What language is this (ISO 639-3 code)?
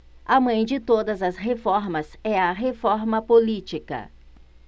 por